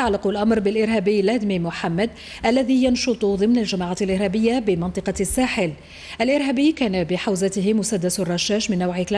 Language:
Arabic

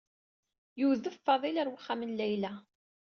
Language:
Kabyle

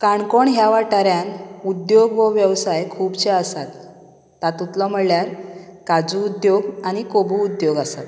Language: Konkani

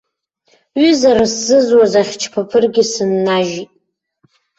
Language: Abkhazian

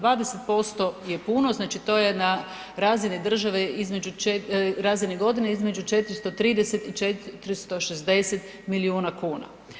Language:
Croatian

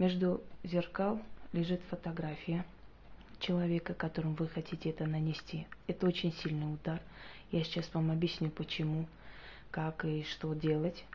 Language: Russian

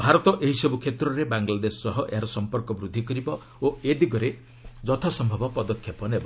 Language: Odia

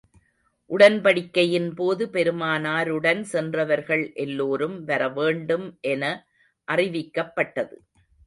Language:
Tamil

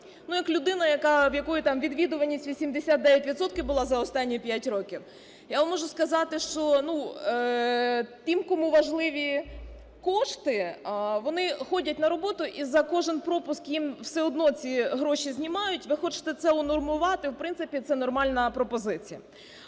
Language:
Ukrainian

